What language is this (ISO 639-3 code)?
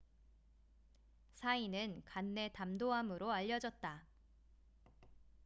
kor